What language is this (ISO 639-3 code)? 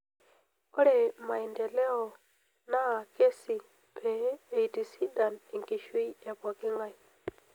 mas